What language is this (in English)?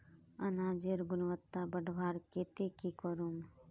Magahi